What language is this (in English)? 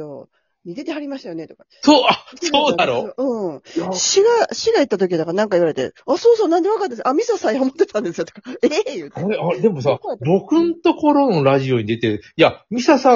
Japanese